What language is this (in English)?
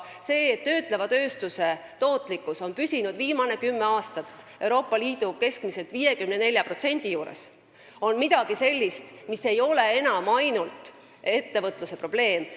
Estonian